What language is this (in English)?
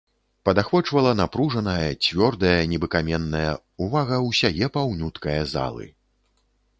Belarusian